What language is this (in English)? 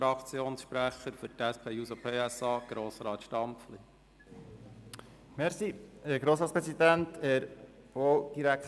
Swiss German